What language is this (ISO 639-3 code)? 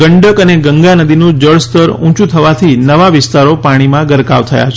guj